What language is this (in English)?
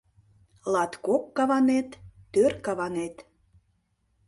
Mari